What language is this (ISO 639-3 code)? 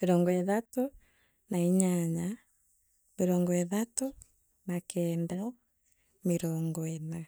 mer